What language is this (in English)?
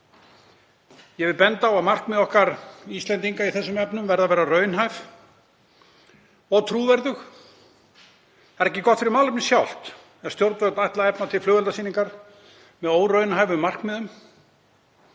Icelandic